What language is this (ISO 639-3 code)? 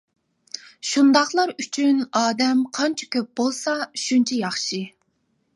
uig